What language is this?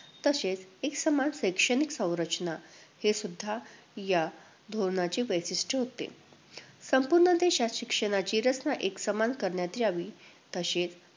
Marathi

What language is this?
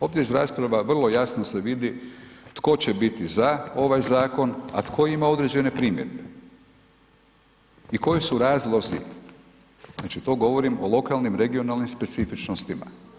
Croatian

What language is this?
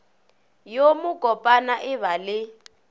Northern Sotho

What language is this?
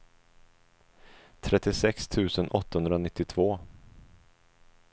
Swedish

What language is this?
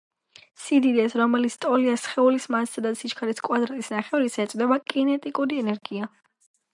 Georgian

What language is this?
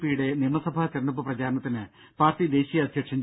Malayalam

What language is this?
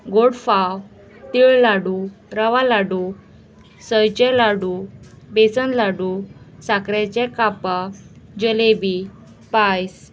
Konkani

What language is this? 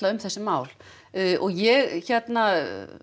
Icelandic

